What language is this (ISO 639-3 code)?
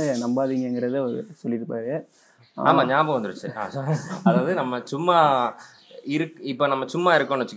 tam